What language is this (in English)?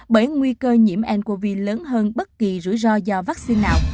Vietnamese